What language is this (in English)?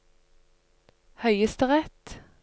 Norwegian